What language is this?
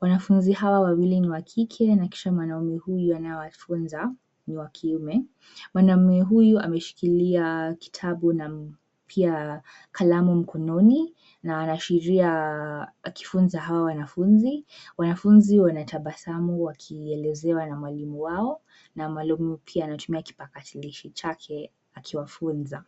Swahili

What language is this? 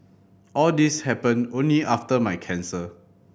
English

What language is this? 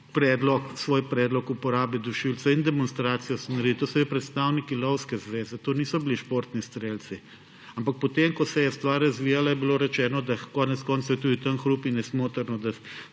Slovenian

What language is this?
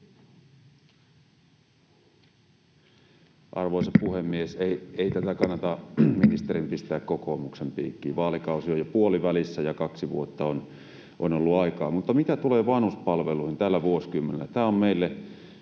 Finnish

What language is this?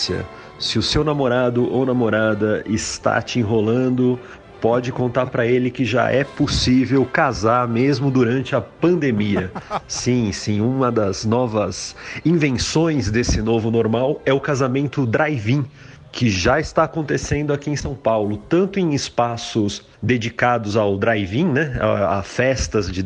Portuguese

